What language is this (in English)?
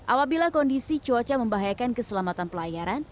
Indonesian